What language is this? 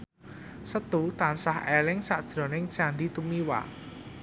Javanese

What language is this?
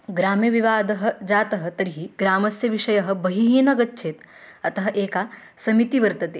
Sanskrit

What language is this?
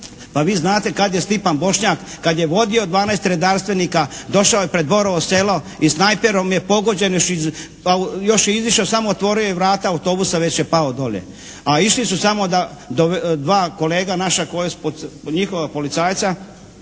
Croatian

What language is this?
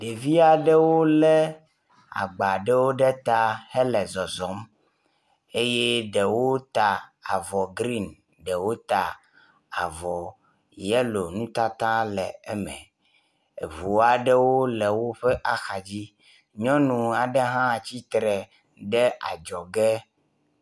Ewe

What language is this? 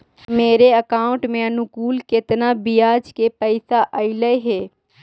Magahi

